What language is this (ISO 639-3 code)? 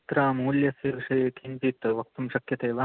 san